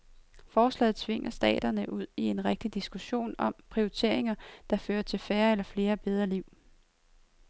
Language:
Danish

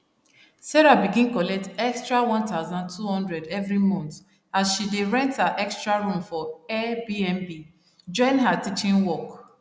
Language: Nigerian Pidgin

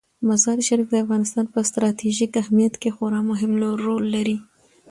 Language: Pashto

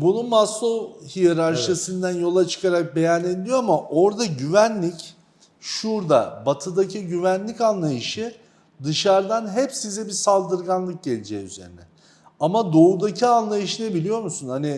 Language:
Turkish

